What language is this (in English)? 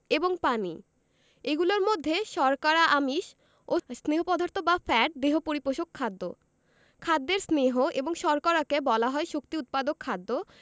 Bangla